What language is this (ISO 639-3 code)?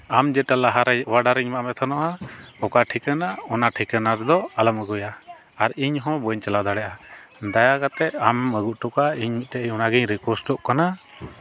sat